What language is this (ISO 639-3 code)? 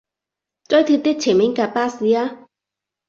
yue